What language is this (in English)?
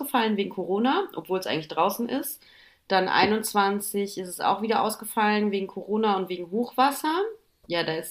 German